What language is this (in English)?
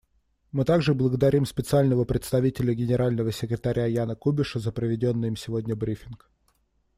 Russian